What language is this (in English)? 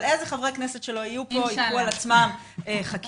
Hebrew